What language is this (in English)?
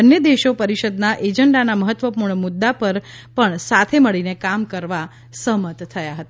Gujarati